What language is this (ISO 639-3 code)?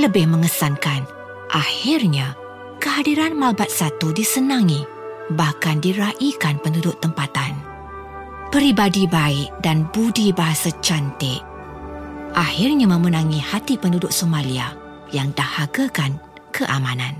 msa